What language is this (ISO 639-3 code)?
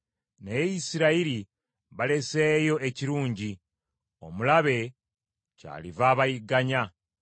lug